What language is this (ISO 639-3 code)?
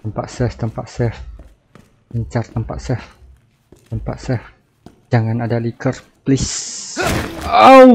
ind